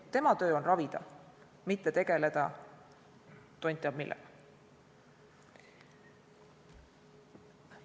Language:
Estonian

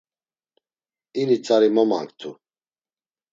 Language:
Laz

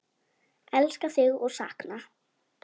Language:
Icelandic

